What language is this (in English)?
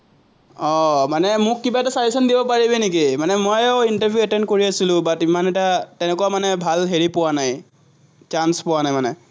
Assamese